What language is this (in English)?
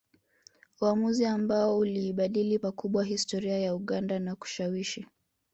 Swahili